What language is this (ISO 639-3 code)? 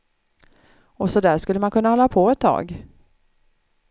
swe